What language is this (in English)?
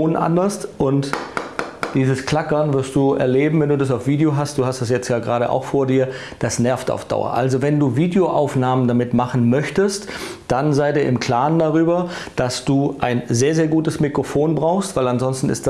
German